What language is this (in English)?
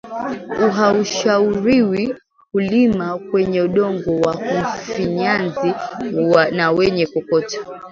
Swahili